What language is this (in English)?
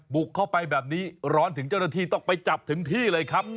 Thai